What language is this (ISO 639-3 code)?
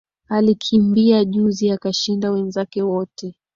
swa